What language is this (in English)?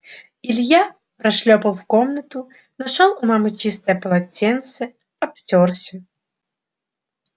Russian